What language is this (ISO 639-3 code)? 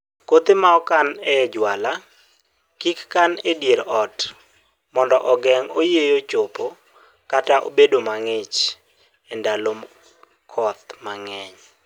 luo